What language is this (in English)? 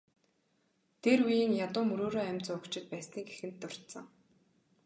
Mongolian